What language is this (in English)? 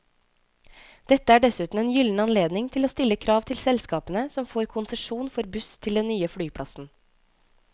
Norwegian